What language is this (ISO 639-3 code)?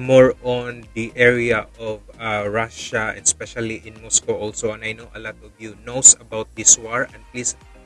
rus